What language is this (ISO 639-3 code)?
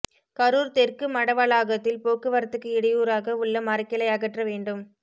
tam